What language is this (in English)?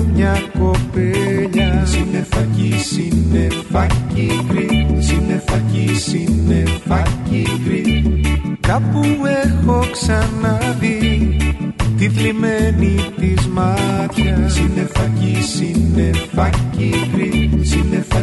Greek